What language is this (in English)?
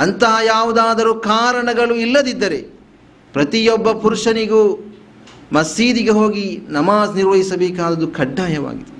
Kannada